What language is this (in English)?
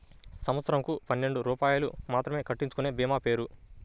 Telugu